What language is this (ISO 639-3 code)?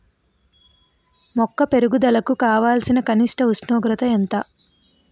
tel